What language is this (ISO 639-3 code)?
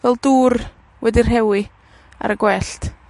cym